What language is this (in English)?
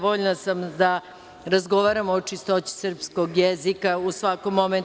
Serbian